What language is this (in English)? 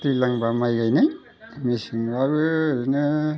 Bodo